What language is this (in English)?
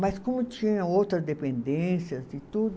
Portuguese